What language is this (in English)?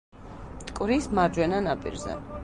Georgian